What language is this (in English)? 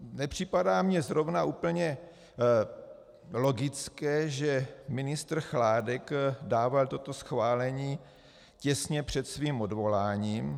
Czech